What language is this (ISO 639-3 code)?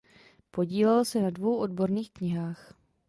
ces